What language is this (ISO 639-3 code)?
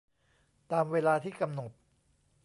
tha